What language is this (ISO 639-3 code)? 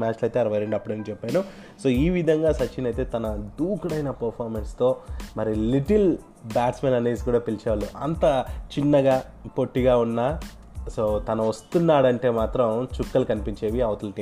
tel